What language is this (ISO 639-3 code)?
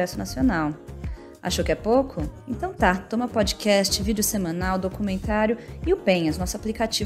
por